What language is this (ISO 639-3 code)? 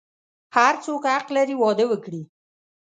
pus